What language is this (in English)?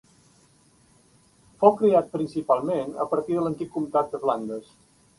Catalan